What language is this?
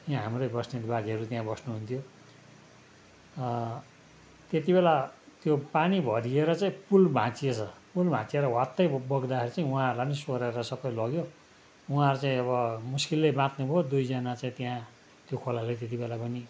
Nepali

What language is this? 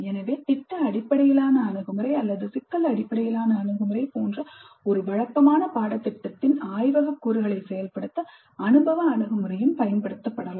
Tamil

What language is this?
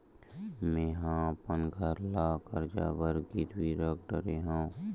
Chhattisgarhi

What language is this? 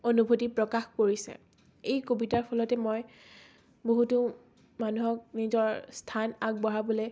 Assamese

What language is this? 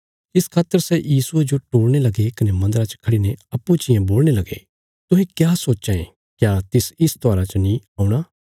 Bilaspuri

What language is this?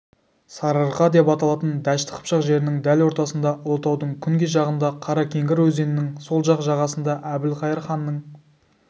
Kazakh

